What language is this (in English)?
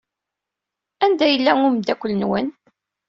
Kabyle